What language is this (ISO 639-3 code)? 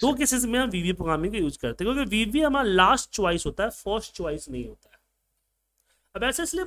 hin